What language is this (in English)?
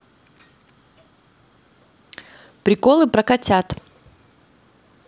Russian